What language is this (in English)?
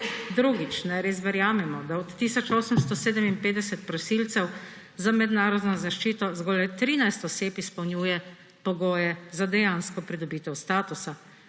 Slovenian